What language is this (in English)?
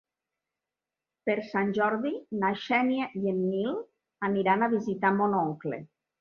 Catalan